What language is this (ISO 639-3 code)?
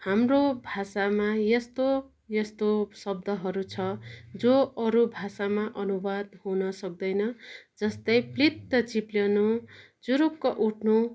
nep